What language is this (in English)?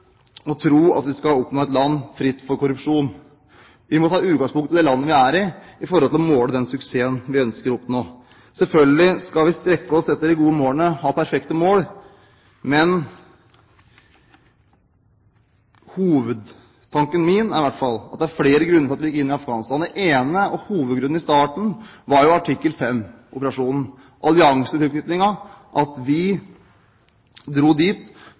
Norwegian Bokmål